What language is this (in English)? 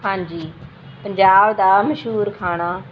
Punjabi